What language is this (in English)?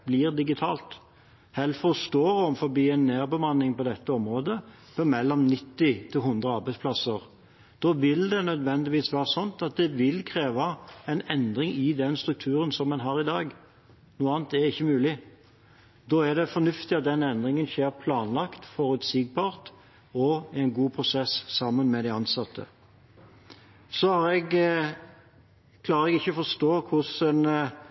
Norwegian Bokmål